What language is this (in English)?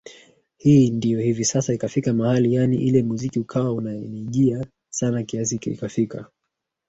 Swahili